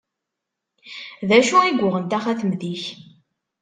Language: Kabyle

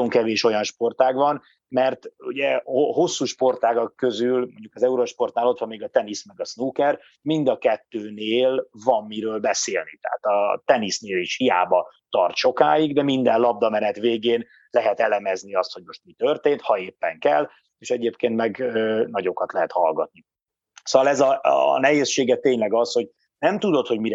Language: Hungarian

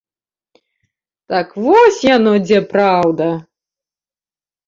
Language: Belarusian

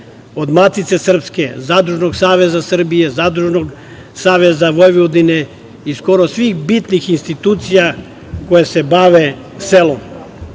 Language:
Serbian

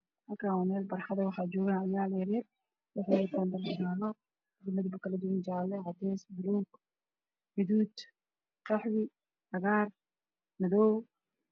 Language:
Somali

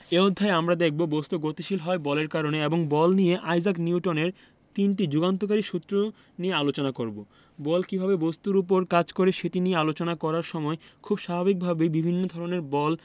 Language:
Bangla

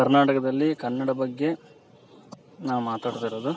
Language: Kannada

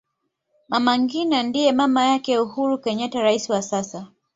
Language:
Swahili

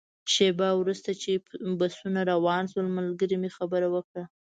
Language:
Pashto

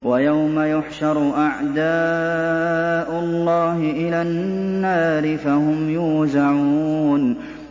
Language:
Arabic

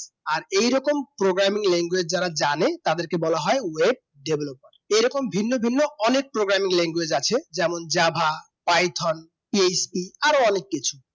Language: Bangla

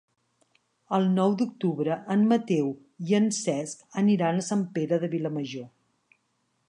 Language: Catalan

